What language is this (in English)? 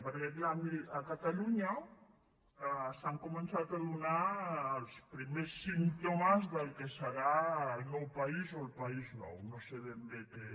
Catalan